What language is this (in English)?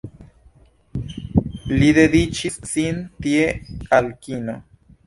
Esperanto